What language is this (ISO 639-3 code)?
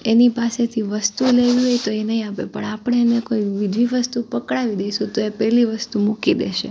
guj